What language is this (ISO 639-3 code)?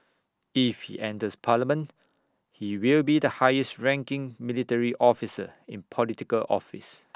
eng